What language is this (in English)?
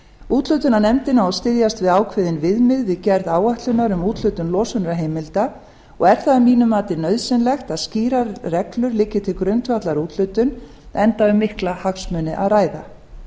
Icelandic